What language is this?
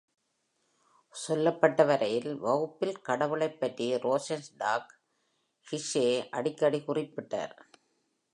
Tamil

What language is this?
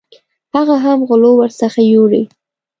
Pashto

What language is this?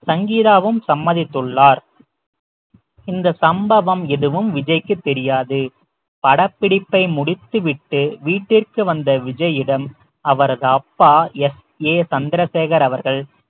Tamil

